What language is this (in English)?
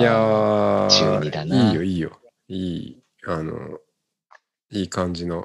Japanese